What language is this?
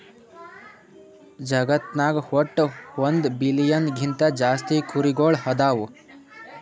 Kannada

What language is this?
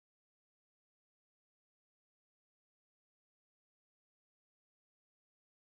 Indonesian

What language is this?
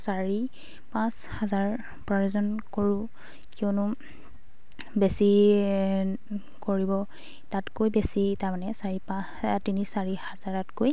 Assamese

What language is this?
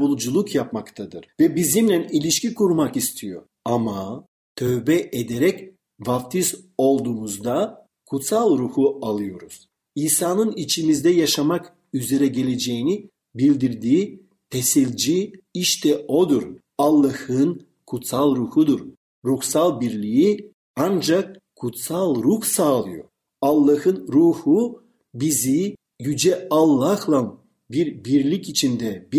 Turkish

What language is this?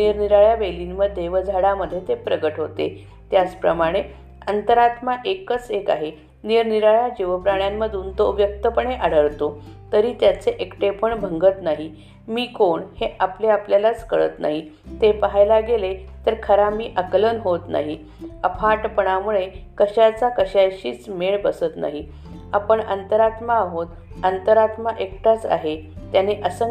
Marathi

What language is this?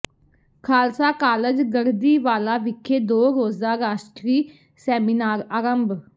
Punjabi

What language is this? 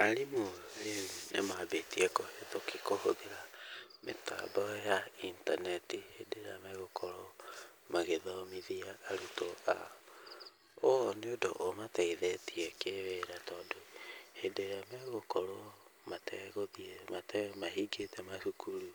Kikuyu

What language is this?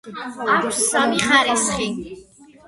Georgian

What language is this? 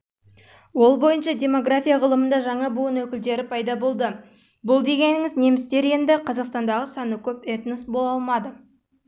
Kazakh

